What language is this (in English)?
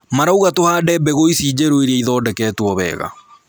Kikuyu